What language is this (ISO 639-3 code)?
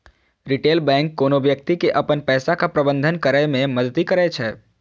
mai